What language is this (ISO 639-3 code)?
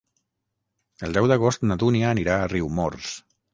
cat